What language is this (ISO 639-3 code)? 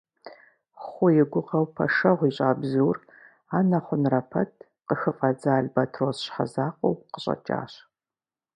kbd